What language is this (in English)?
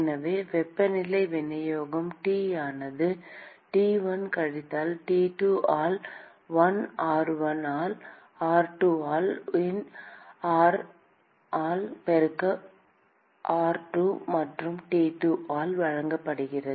Tamil